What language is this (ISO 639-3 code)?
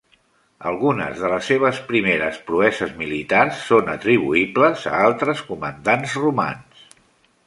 cat